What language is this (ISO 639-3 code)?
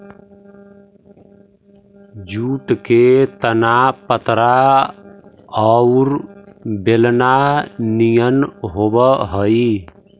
mag